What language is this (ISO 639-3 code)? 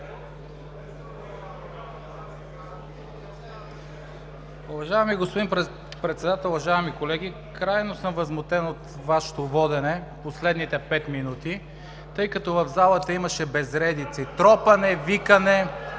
bul